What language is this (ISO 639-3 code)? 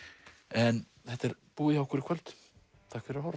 isl